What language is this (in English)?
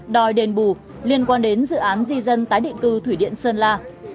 Vietnamese